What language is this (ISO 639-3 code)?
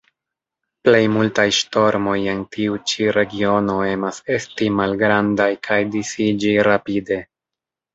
epo